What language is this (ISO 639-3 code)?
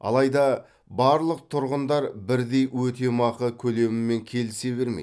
kaz